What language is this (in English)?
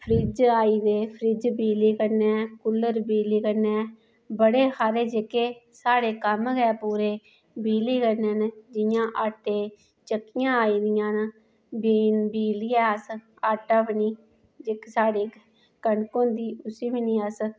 Dogri